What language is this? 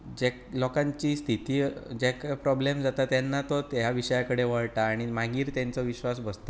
Konkani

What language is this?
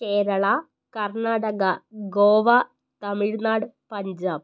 Malayalam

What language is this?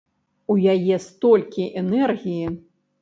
Belarusian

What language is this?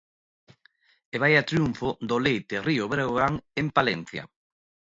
Galician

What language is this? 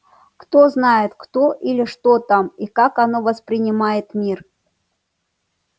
Russian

